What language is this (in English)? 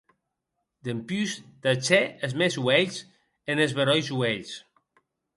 Occitan